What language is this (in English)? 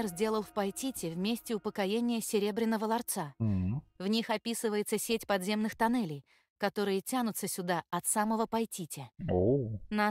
Russian